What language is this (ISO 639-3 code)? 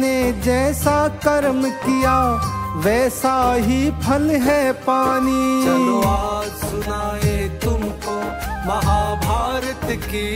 hin